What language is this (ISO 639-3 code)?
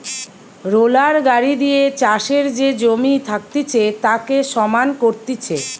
ben